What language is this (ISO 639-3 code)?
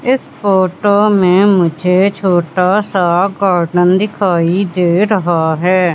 hin